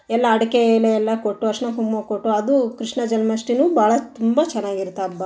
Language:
Kannada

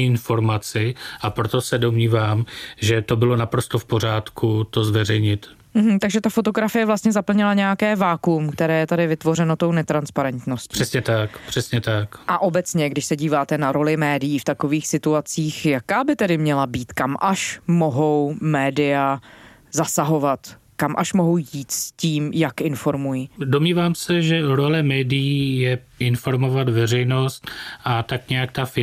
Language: Czech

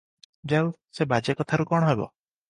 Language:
Odia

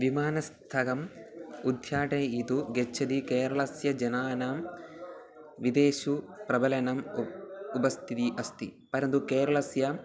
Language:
Sanskrit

